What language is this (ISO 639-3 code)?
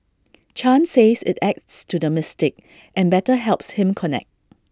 eng